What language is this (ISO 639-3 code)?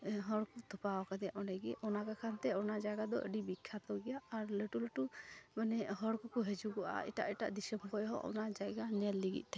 sat